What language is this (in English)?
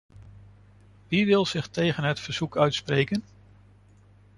Dutch